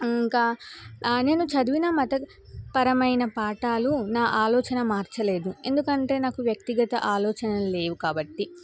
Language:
Telugu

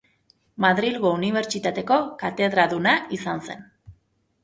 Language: Basque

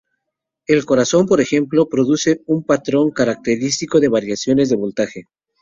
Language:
Spanish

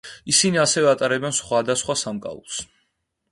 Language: Georgian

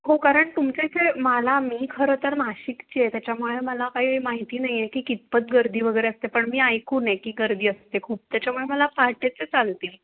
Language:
Marathi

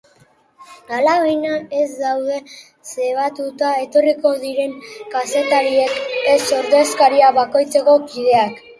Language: Basque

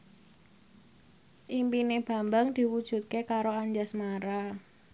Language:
Javanese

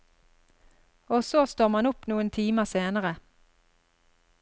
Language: Norwegian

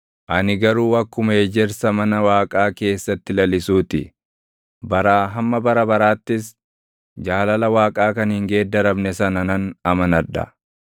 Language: Oromo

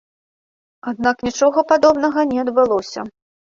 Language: Belarusian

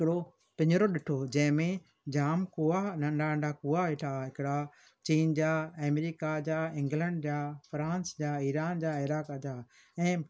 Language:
Sindhi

